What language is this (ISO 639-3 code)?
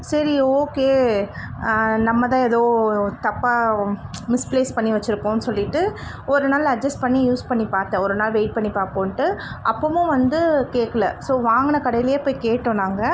tam